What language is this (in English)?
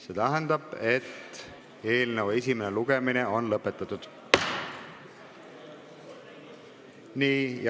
Estonian